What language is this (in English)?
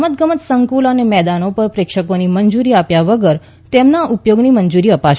Gujarati